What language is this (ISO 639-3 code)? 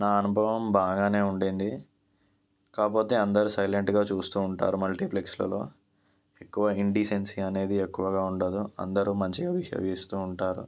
tel